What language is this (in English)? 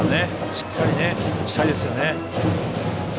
Japanese